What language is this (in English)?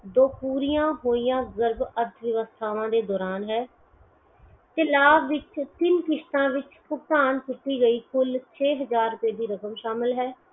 Punjabi